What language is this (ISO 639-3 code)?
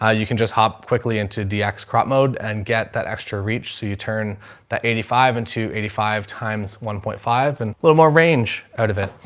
eng